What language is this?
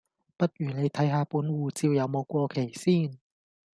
Cantonese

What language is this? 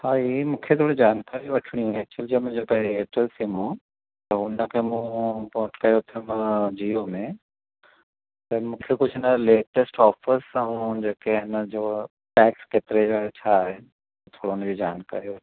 Sindhi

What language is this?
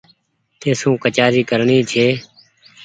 Goaria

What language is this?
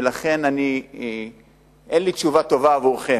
Hebrew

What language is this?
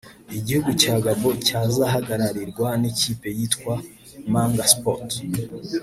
Kinyarwanda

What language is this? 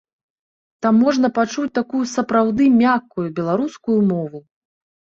Belarusian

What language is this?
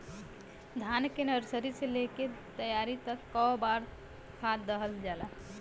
Bhojpuri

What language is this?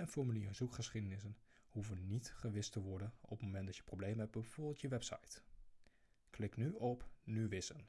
Dutch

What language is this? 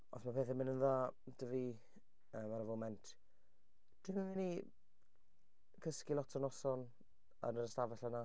Welsh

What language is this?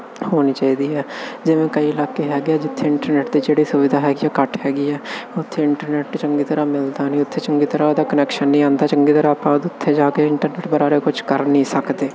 Punjabi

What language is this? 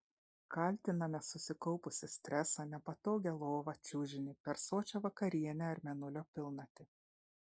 Lithuanian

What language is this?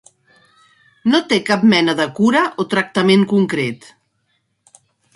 Catalan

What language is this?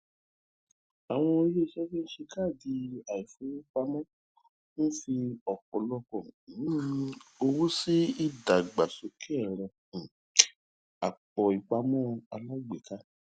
Yoruba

